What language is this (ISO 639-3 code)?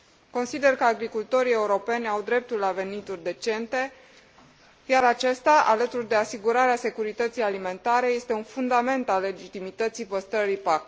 ron